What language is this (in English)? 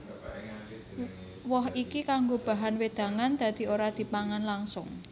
Javanese